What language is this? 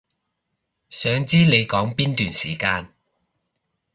Cantonese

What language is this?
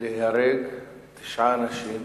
Hebrew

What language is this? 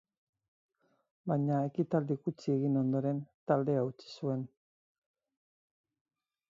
Basque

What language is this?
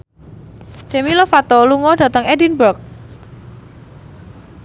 Javanese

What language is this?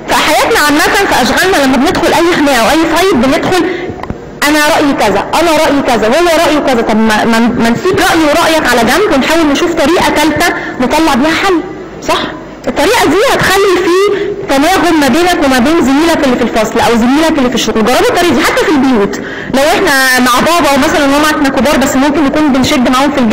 Arabic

